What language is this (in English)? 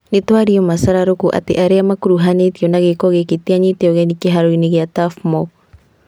Kikuyu